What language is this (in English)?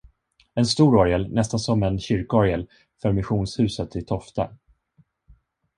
Swedish